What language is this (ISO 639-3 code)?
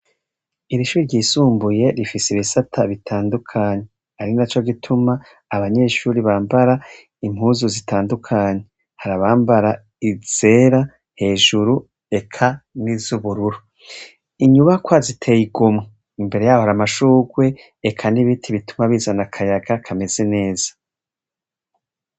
run